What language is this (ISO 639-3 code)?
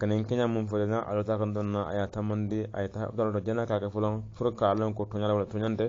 ind